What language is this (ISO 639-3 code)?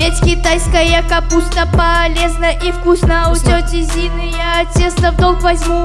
rus